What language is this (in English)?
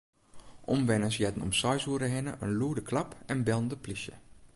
Western Frisian